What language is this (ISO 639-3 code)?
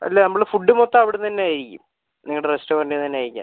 mal